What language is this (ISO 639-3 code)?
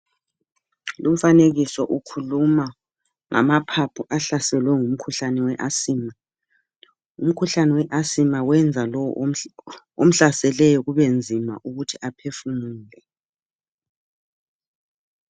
nde